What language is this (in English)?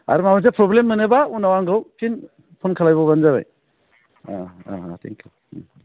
Bodo